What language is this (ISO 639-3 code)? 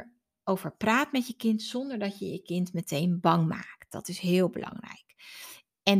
nld